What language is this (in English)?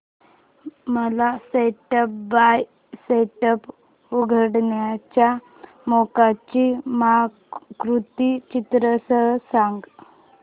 Marathi